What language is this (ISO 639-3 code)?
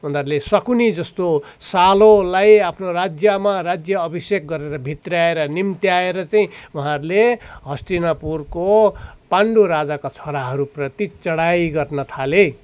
nep